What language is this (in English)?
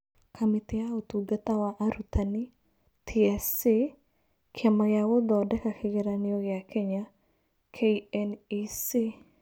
Kikuyu